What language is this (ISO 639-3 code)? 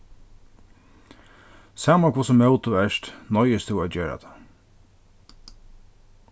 fao